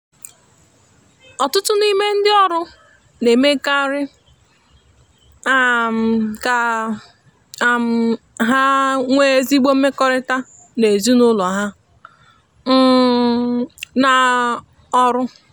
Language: Igbo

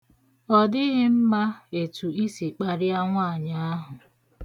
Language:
Igbo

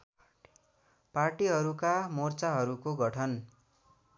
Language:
Nepali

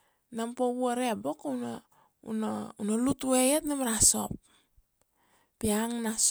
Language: Kuanua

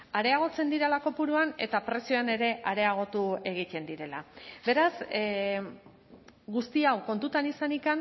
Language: Basque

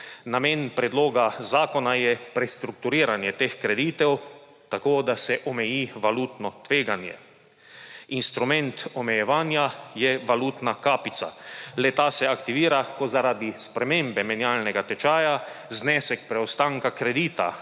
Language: Slovenian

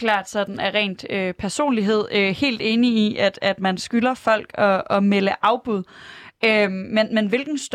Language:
Danish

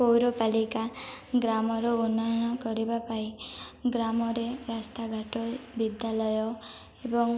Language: Odia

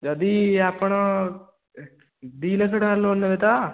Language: Odia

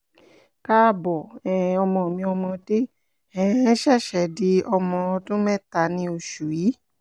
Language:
Yoruba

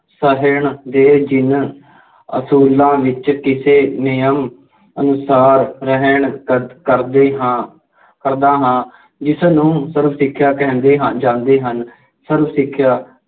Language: Punjabi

